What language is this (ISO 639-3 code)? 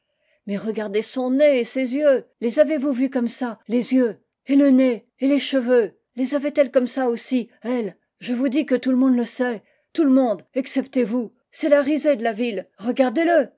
fra